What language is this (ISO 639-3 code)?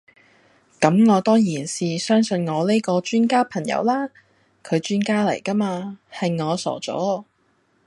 yue